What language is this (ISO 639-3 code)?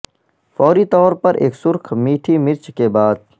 urd